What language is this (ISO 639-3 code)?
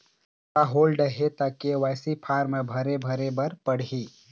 hne